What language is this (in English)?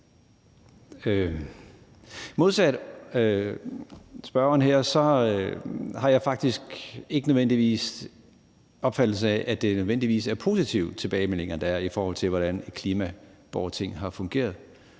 Danish